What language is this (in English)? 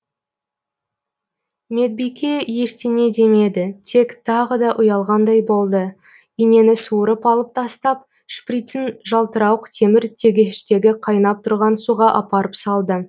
Kazakh